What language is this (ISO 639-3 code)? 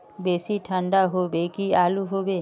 mag